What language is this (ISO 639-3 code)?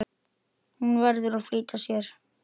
isl